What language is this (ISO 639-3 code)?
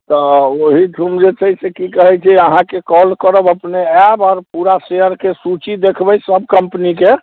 mai